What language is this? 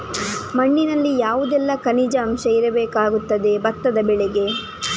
Kannada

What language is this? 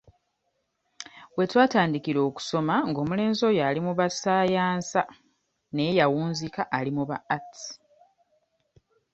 Ganda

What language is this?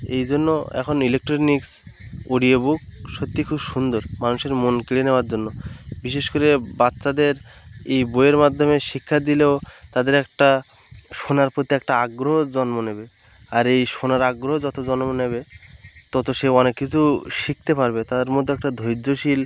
Bangla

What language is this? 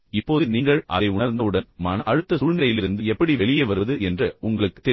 Tamil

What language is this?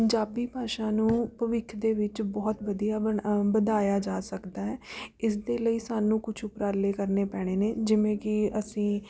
Punjabi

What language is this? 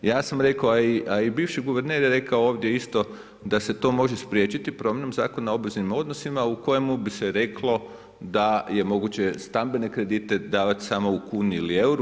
Croatian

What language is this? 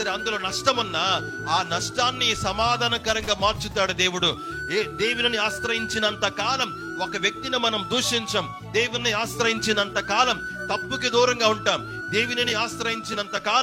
Telugu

